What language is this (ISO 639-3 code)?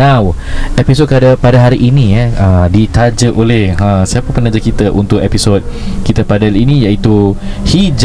msa